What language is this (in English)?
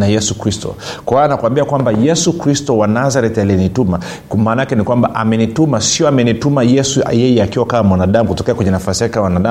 Swahili